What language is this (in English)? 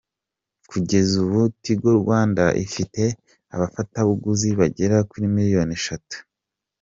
Kinyarwanda